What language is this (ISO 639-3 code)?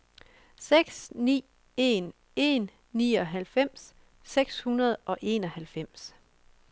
dan